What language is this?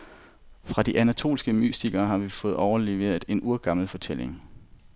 Danish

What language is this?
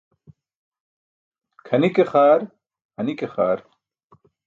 Burushaski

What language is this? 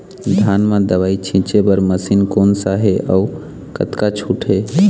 Chhattisgarhi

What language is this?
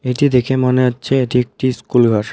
Bangla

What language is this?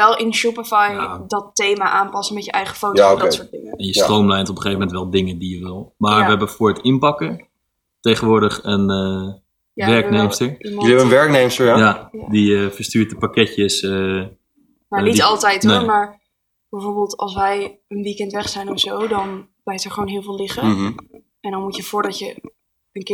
Dutch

